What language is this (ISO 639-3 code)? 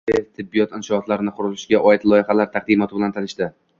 uzb